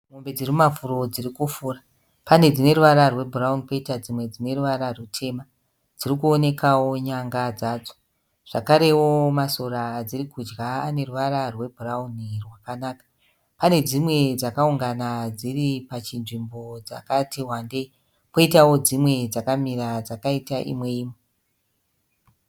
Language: Shona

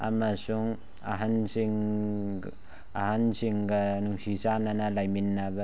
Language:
Manipuri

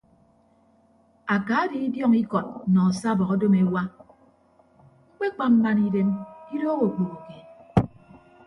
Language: Ibibio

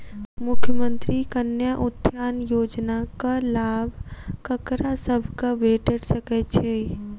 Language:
Maithili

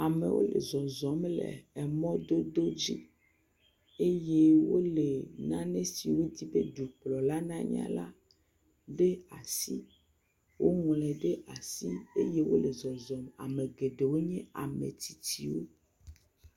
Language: Ewe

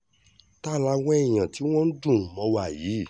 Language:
Yoruba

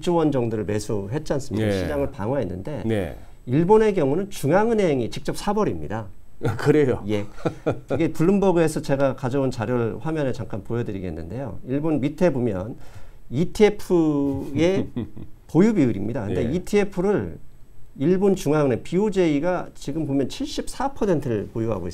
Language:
Korean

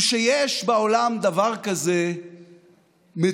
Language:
Hebrew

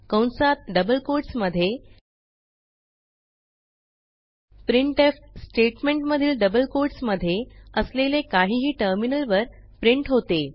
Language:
Marathi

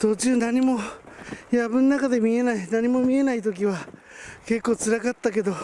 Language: Japanese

